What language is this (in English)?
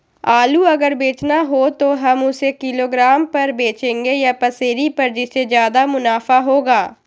Magahi